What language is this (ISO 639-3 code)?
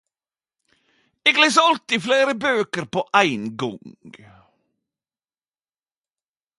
nno